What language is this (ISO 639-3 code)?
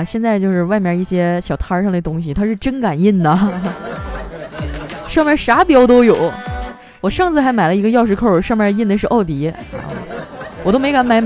zho